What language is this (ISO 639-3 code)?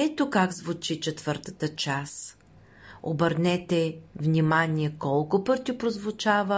bul